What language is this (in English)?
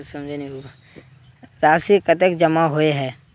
Magahi